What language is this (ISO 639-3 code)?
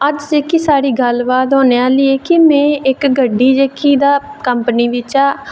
doi